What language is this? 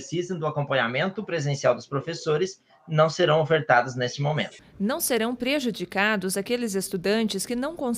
Portuguese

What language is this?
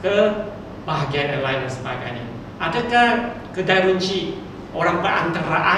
Malay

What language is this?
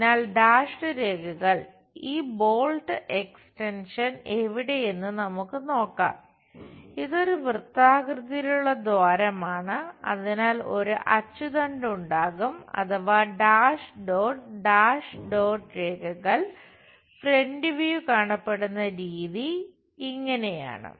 Malayalam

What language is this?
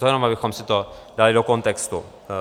Czech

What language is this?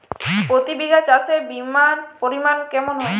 Bangla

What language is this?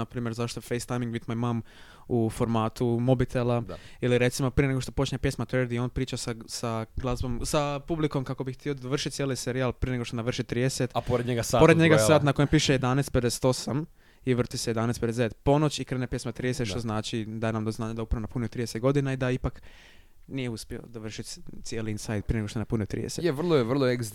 Croatian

